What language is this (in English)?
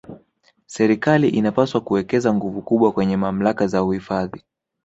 Swahili